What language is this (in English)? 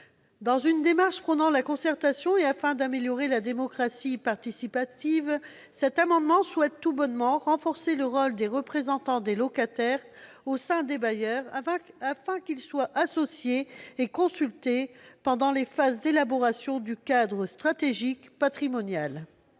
French